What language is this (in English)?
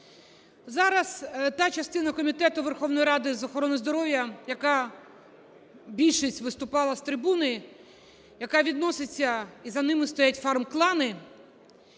Ukrainian